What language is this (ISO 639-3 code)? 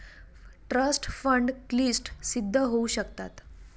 mar